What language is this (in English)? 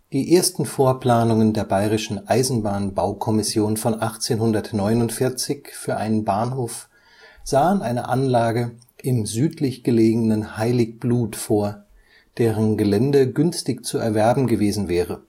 German